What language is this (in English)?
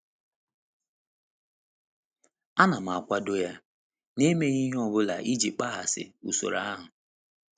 Igbo